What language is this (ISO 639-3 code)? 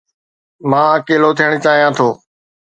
snd